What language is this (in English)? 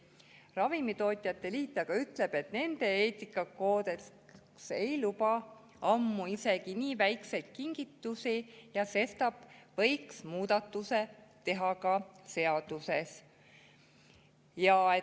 Estonian